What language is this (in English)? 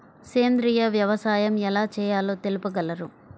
Telugu